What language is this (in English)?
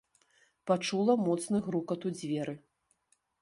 Belarusian